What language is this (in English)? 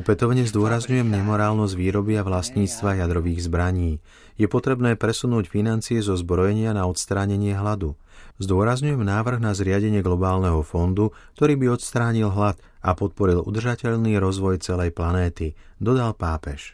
Slovak